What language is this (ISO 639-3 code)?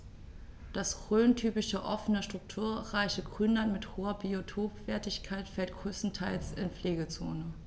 deu